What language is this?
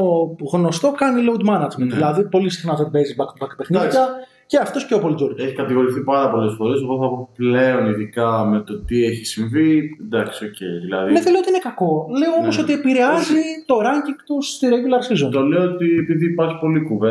Greek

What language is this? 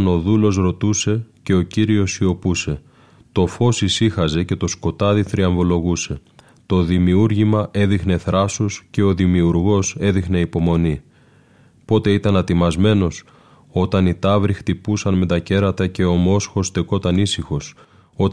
Greek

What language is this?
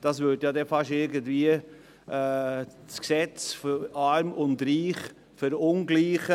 Swiss German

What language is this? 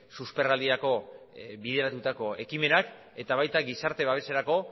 Basque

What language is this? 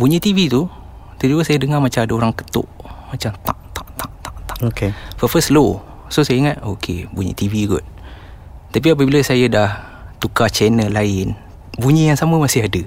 Malay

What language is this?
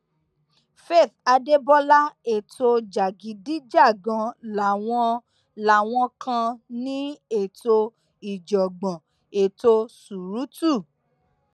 Yoruba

